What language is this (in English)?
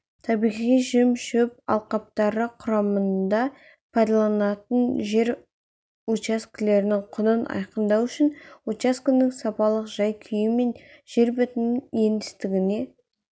Kazakh